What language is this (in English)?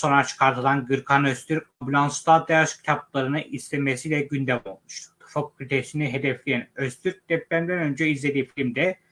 Turkish